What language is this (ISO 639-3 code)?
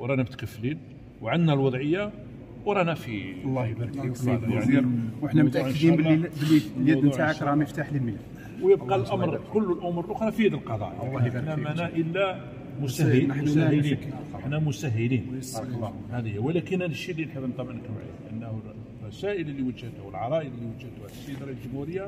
ara